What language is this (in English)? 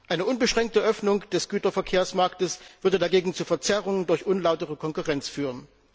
German